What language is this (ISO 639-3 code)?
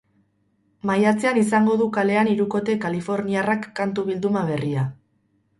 eus